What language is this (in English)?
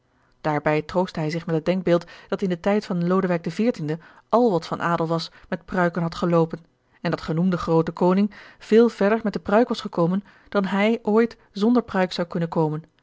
Dutch